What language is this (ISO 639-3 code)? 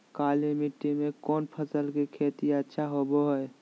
mag